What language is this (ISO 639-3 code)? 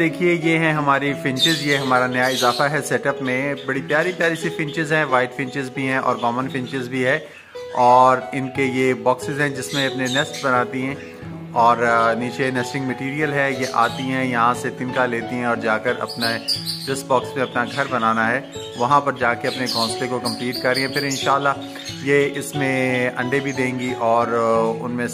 hin